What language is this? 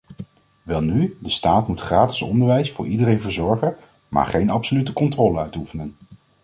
Dutch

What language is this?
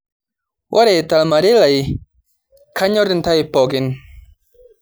Masai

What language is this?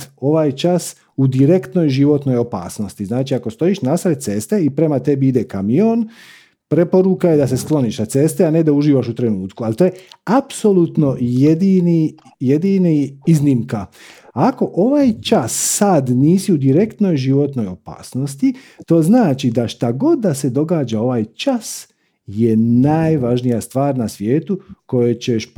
Croatian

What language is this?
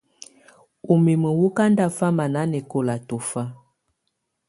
Tunen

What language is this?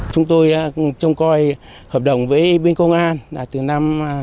Vietnamese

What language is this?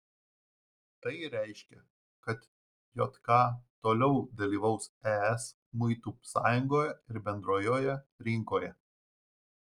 Lithuanian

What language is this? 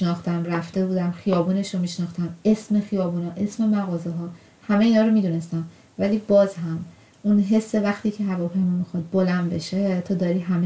Persian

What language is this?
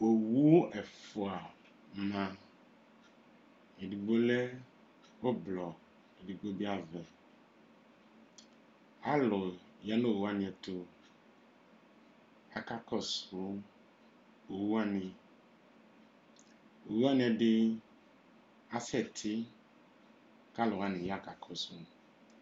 Ikposo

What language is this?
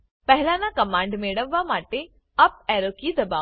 Gujarati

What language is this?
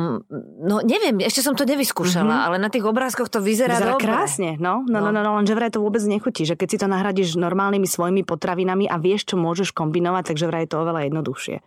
Slovak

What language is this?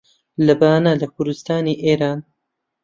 Central Kurdish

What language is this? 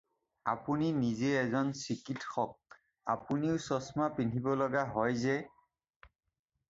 Assamese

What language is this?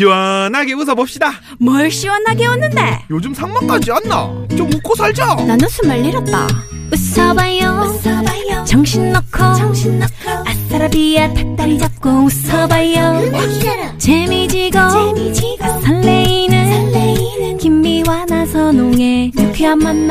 Korean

